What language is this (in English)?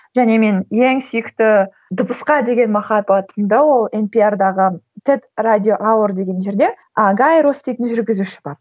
Kazakh